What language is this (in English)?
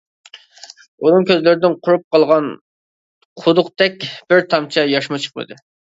Uyghur